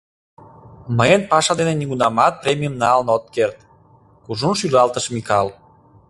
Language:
Mari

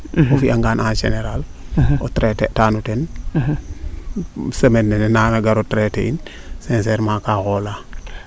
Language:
Serer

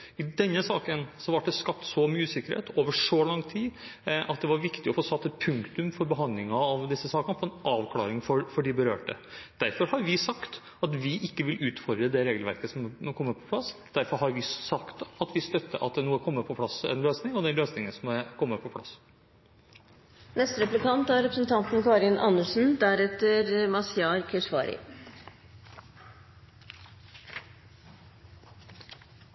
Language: Norwegian Bokmål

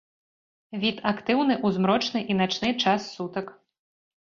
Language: Belarusian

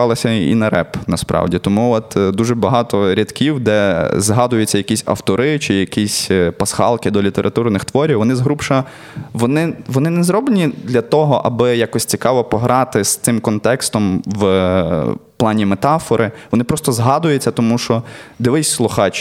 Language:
Ukrainian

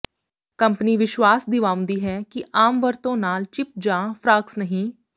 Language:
Punjabi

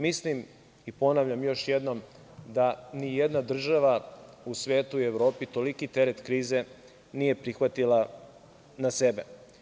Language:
Serbian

